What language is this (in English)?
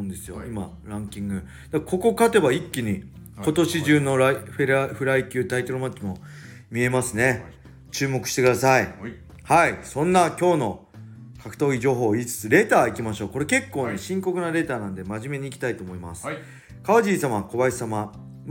Japanese